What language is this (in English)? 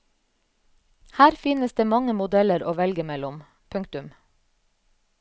Norwegian